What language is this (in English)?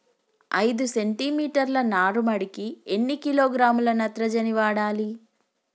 Telugu